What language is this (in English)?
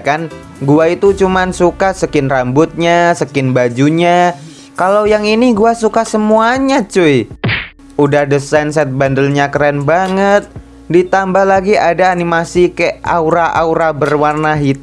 Indonesian